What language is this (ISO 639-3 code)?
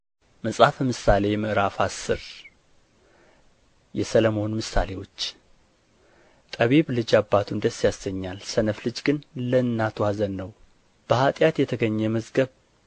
amh